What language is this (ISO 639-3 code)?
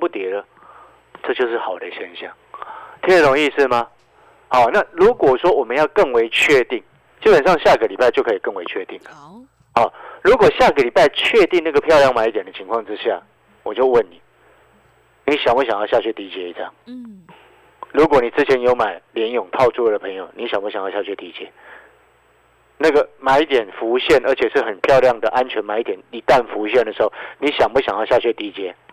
zho